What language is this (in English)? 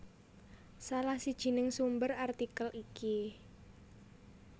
Javanese